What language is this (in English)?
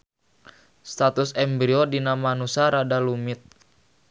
Sundanese